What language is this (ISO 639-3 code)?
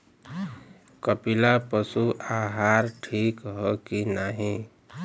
bho